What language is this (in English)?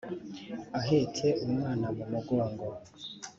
Kinyarwanda